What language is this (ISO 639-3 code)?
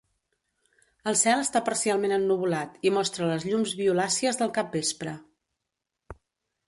cat